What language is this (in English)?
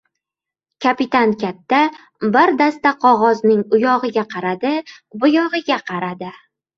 Uzbek